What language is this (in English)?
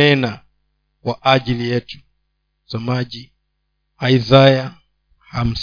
Swahili